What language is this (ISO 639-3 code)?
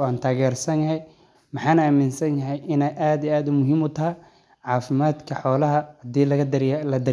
som